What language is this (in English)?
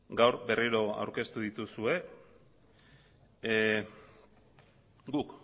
Basque